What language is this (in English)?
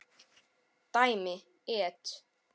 Icelandic